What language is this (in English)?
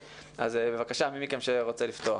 Hebrew